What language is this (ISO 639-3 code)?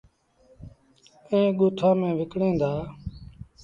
sbn